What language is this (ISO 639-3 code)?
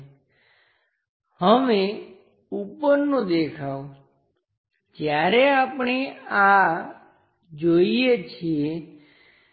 guj